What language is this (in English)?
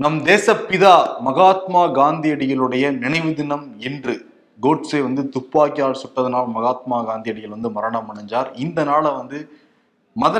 Tamil